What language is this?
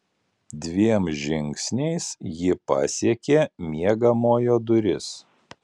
Lithuanian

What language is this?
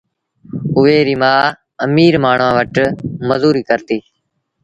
Sindhi Bhil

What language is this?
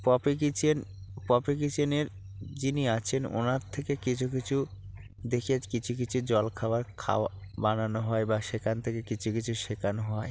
Bangla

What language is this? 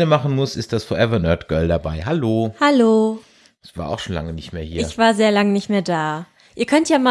German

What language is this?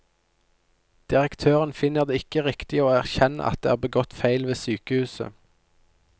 Norwegian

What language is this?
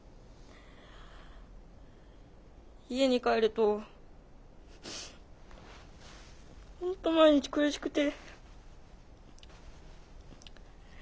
Japanese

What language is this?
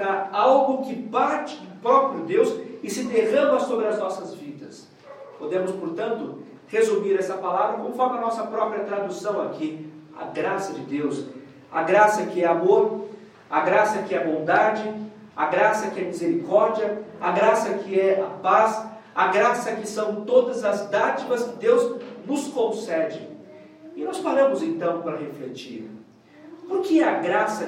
Portuguese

